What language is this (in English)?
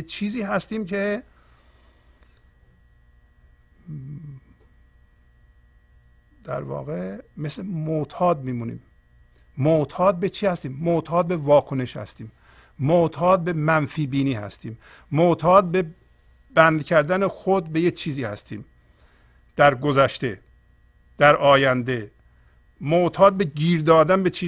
Persian